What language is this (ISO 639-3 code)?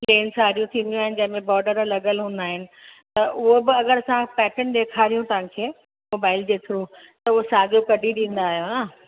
snd